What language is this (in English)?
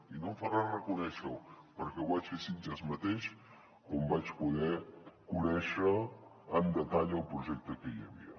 Catalan